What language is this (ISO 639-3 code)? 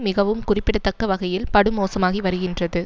tam